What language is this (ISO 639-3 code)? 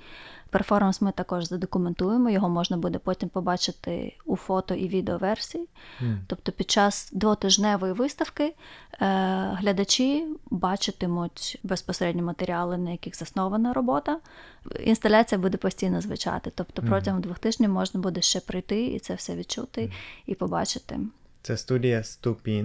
ukr